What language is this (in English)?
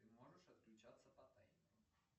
Russian